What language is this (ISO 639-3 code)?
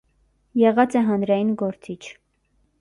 hye